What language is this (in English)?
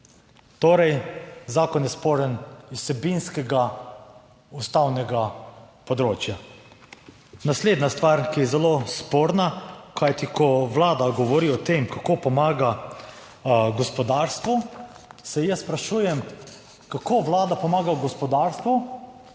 Slovenian